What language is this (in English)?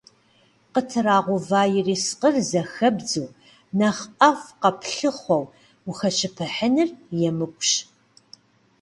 Kabardian